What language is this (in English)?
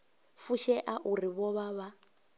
Venda